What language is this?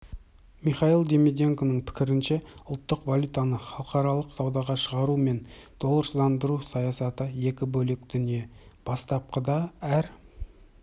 Kazakh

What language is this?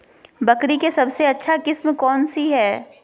Magahi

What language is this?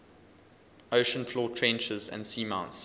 English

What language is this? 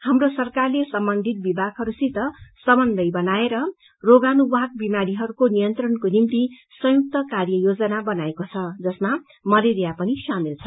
Nepali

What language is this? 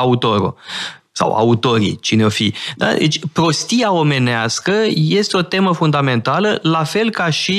Romanian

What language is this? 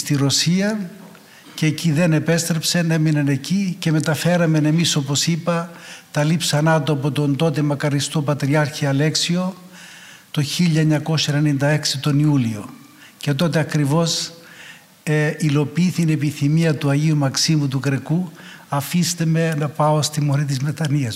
Greek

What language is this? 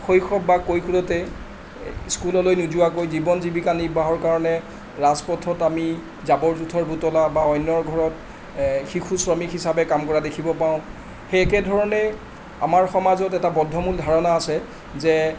Assamese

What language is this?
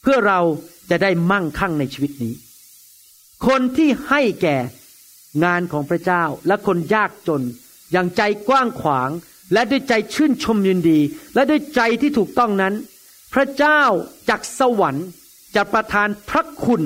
Thai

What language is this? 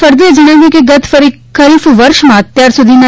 Gujarati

